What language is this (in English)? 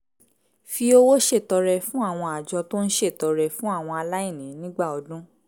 Yoruba